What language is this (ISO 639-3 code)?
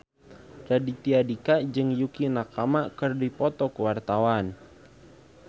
sun